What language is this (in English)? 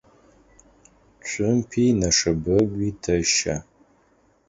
Adyghe